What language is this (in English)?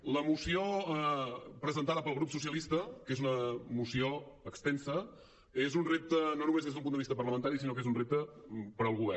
Catalan